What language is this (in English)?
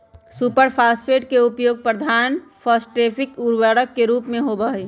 Magahi